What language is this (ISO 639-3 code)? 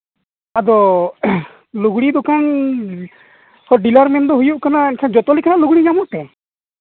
sat